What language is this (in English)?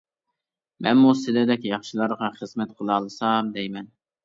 Uyghur